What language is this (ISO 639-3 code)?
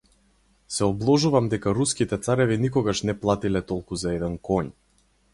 mkd